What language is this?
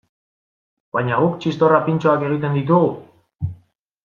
Basque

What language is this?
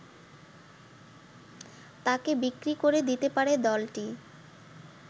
Bangla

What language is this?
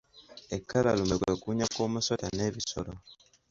Ganda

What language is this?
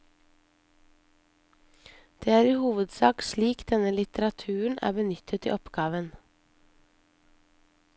Norwegian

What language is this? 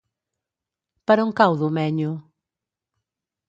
Catalan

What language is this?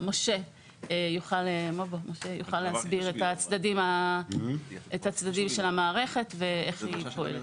Hebrew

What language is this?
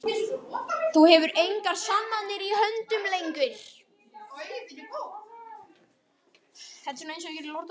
Icelandic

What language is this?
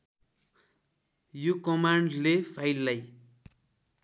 Nepali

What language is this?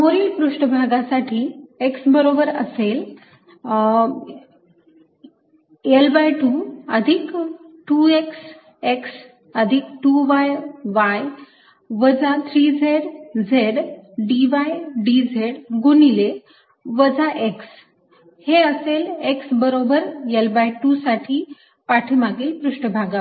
Marathi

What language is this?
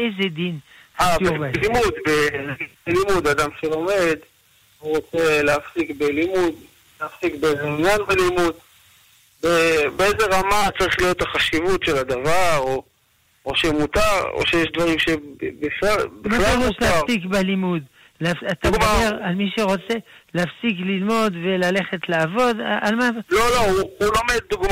Hebrew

